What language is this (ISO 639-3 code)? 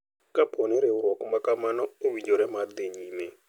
luo